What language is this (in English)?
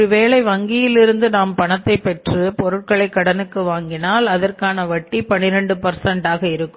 Tamil